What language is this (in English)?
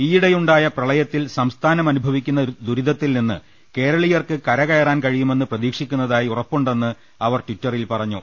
Malayalam